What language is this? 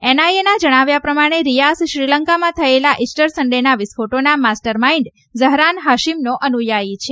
Gujarati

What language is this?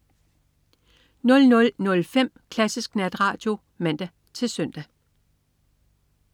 Danish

